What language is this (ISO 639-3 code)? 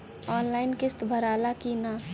bho